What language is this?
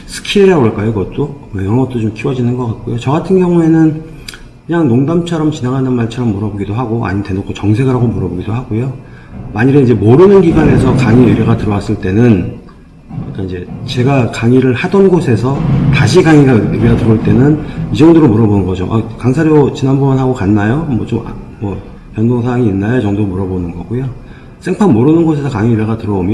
Korean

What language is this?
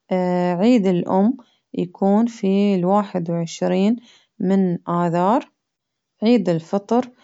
Baharna Arabic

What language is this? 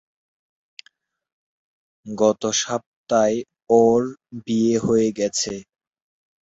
Bangla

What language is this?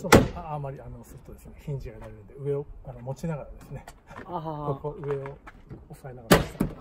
Japanese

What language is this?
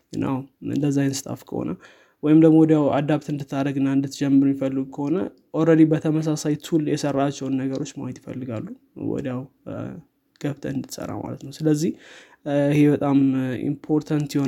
Amharic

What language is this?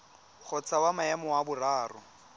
Tswana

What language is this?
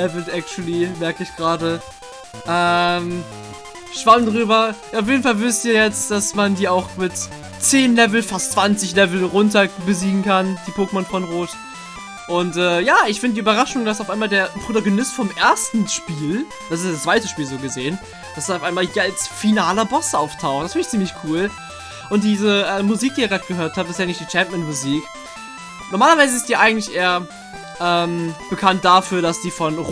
German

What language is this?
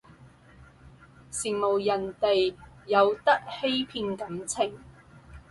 Cantonese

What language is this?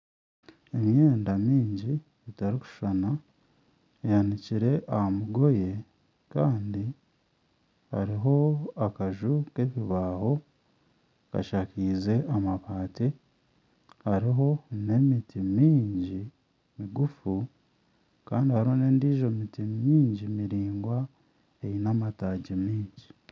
Nyankole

